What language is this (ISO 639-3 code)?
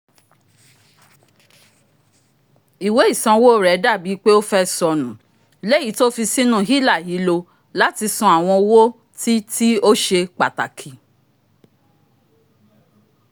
yor